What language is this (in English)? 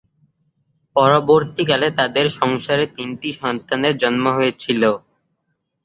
Bangla